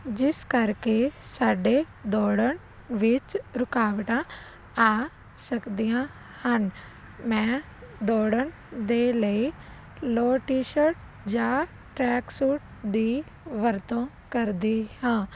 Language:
Punjabi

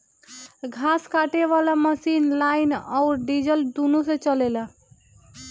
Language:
Bhojpuri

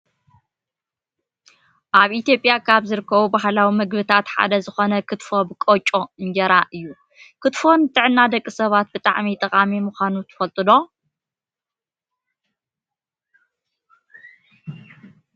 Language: Tigrinya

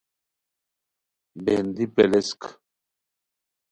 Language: Khowar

